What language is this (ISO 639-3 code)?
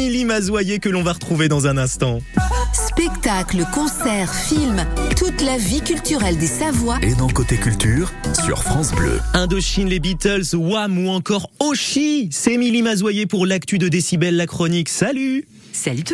fra